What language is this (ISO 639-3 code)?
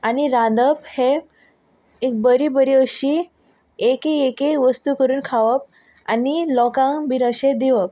kok